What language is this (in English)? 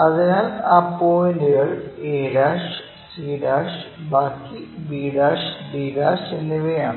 Malayalam